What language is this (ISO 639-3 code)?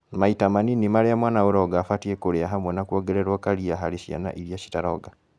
kik